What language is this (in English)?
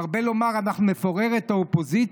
Hebrew